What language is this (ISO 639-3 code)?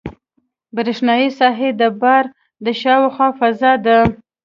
pus